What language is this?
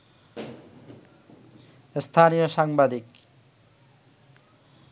Bangla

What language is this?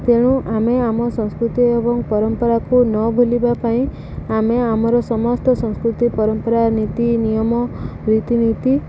Odia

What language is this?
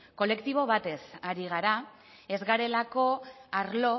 Basque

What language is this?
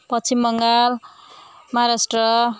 Nepali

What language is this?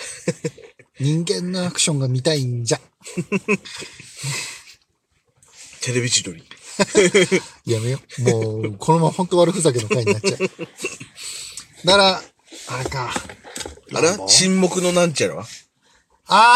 Japanese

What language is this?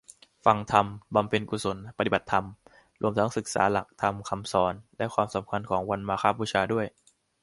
Thai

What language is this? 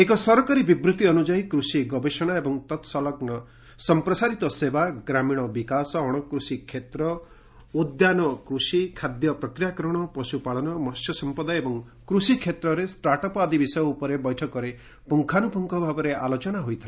Odia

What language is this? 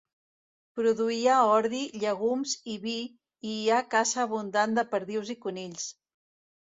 Catalan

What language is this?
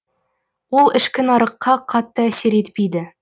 Kazakh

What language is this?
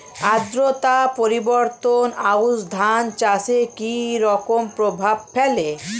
Bangla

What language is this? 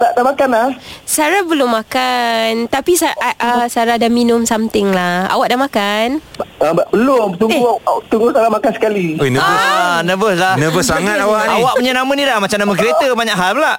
Malay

